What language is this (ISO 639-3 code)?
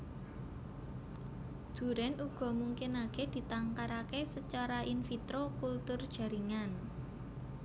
jav